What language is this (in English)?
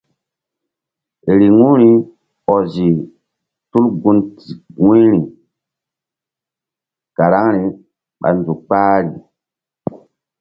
Mbum